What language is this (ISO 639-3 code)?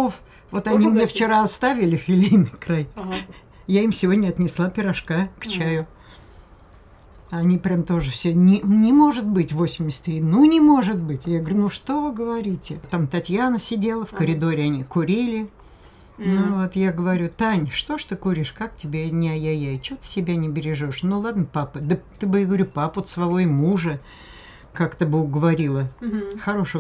rus